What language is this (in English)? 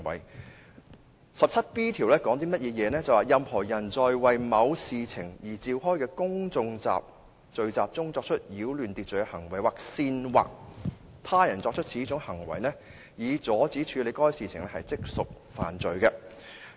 Cantonese